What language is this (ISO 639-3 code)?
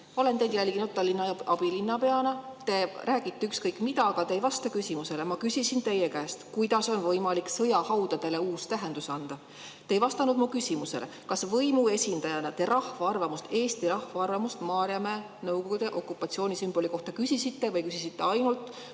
est